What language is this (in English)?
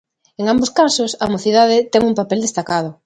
Galician